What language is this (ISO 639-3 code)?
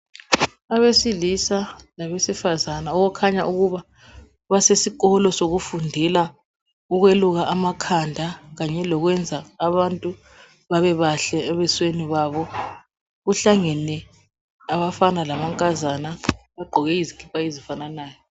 nde